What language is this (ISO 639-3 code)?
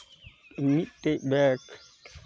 sat